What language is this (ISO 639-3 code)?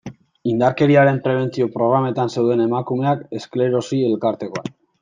eus